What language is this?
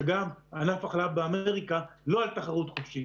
Hebrew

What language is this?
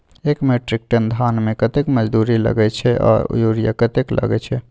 Maithili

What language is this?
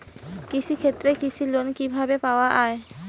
Bangla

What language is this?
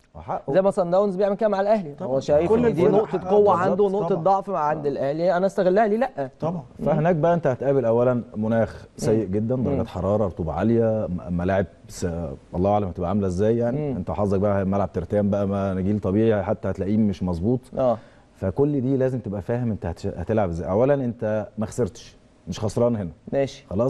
Arabic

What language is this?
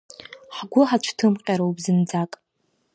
Abkhazian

